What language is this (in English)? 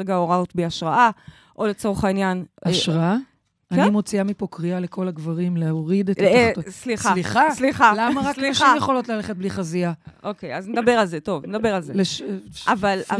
Hebrew